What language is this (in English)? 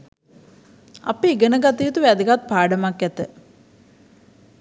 Sinhala